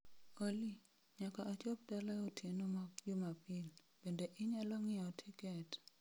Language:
Luo (Kenya and Tanzania)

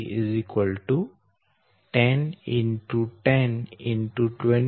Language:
Gujarati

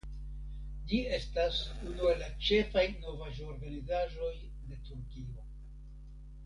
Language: Esperanto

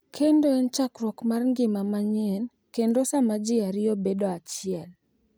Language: Luo (Kenya and Tanzania)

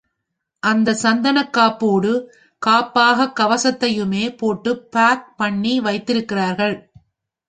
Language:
Tamil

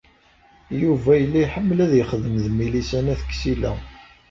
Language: Kabyle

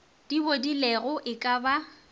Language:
Northern Sotho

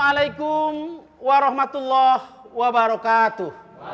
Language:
Indonesian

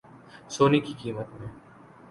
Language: Urdu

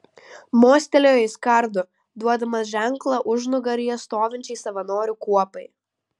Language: Lithuanian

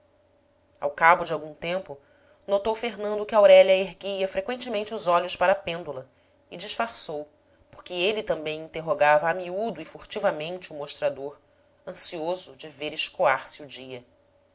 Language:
Portuguese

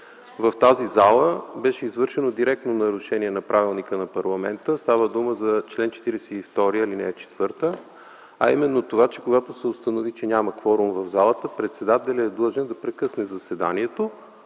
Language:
Bulgarian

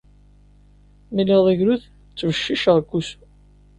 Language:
Kabyle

